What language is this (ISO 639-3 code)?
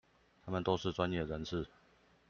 zho